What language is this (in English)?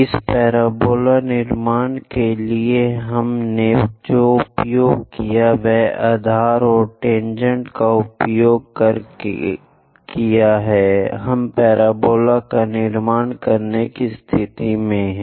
Hindi